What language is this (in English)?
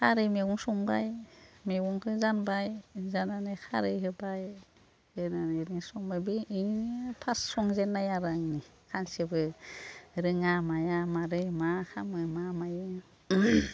Bodo